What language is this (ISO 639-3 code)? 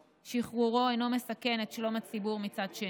heb